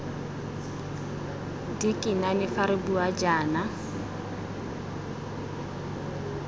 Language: Tswana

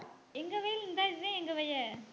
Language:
Tamil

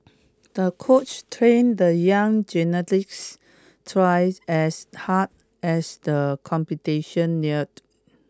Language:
English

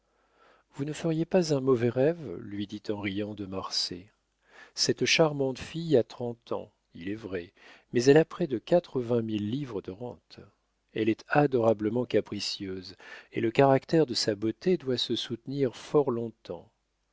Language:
French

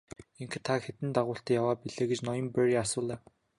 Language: Mongolian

